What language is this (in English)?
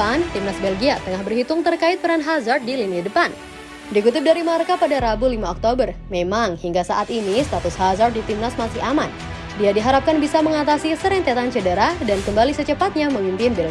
Indonesian